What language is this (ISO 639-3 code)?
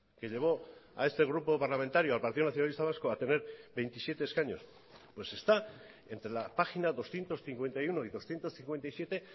spa